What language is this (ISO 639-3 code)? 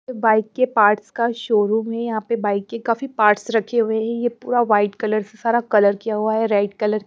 hin